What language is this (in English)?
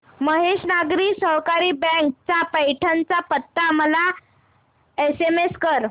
Marathi